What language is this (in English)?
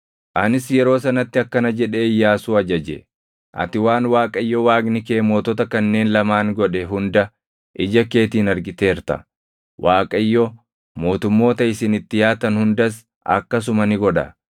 Oromo